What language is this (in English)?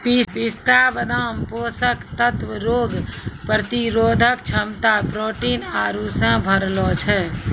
Maithili